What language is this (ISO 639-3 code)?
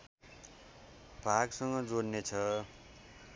nep